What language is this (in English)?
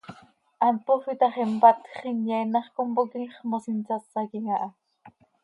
Seri